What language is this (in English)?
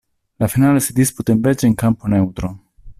Italian